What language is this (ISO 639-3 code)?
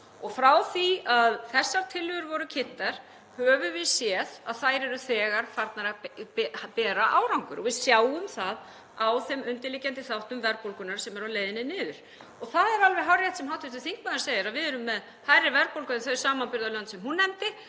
isl